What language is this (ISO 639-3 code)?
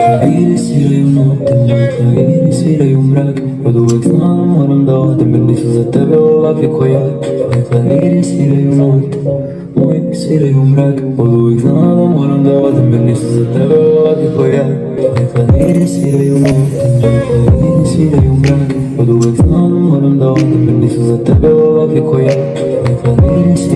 bos